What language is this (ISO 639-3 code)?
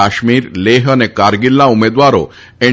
guj